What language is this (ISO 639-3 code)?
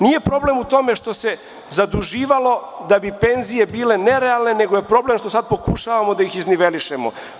srp